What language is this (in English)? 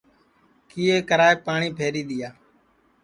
Sansi